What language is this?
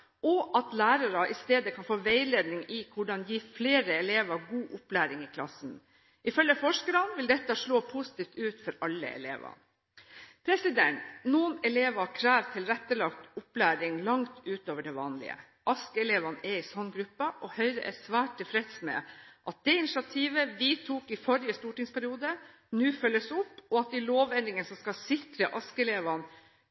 Norwegian Bokmål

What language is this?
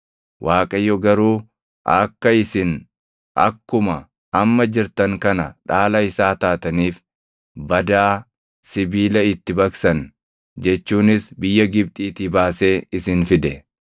Oromo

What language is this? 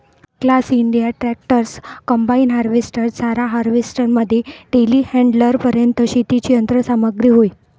Marathi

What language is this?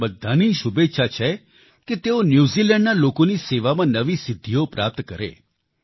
Gujarati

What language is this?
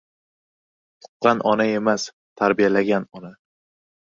Uzbek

